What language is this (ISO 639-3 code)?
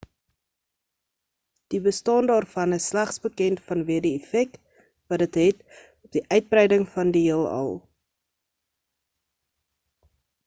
afr